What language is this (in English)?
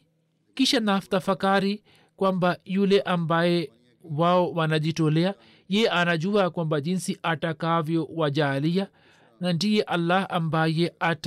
Swahili